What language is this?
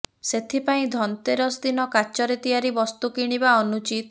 Odia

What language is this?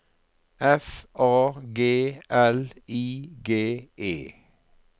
Norwegian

